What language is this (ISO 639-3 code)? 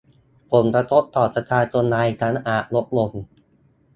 tha